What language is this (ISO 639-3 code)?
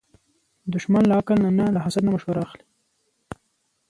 pus